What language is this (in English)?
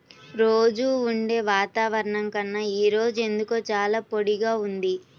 Telugu